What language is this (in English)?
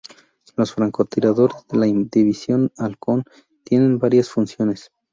Spanish